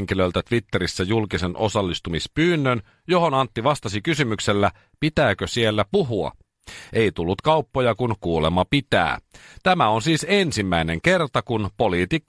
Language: Finnish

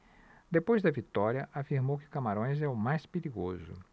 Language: Portuguese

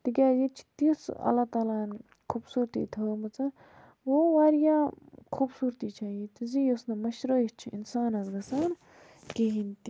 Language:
Kashmiri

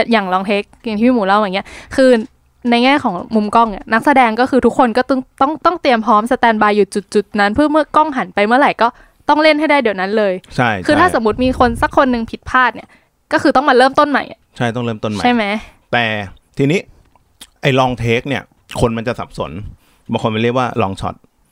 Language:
Thai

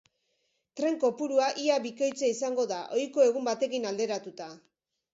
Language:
Basque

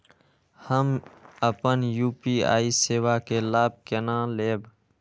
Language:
Maithili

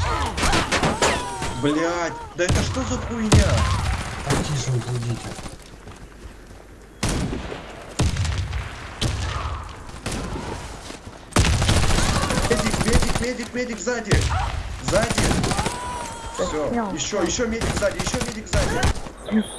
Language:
Russian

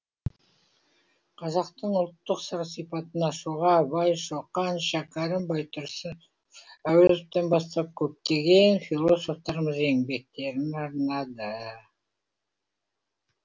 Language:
Kazakh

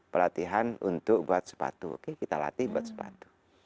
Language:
Indonesian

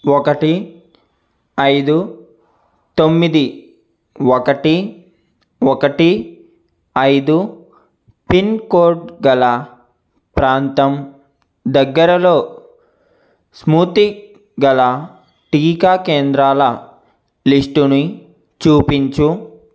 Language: Telugu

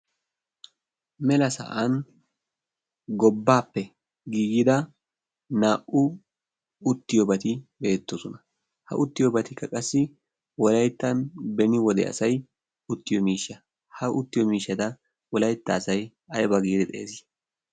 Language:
Wolaytta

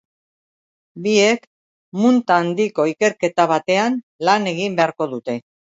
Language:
Basque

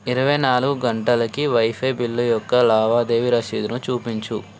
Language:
Telugu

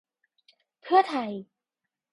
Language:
Thai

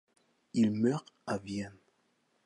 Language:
French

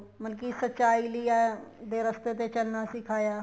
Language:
Punjabi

